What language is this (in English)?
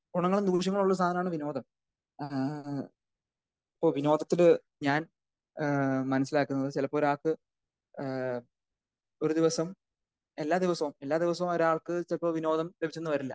Malayalam